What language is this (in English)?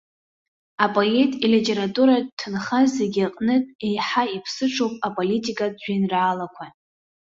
Abkhazian